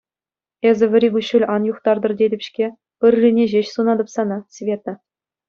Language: Chuvash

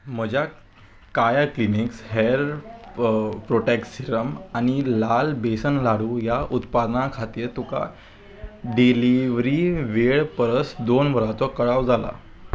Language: Konkani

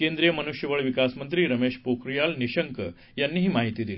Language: Marathi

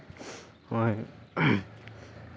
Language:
Santali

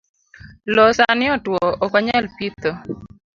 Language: Luo (Kenya and Tanzania)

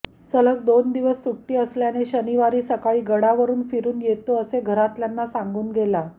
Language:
Marathi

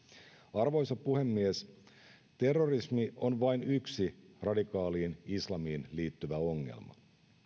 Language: Finnish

